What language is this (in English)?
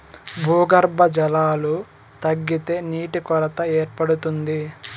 Telugu